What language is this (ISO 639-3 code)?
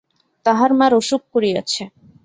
ben